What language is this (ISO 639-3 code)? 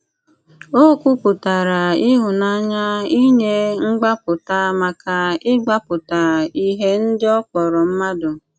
ibo